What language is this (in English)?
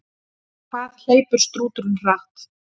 Icelandic